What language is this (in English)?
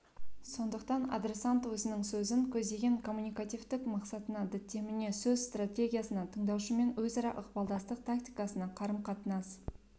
Kazakh